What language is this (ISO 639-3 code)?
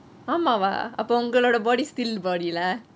eng